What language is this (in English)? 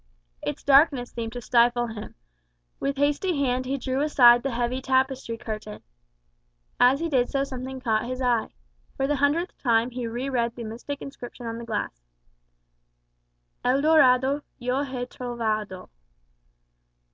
English